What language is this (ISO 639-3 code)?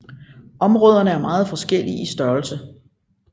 dan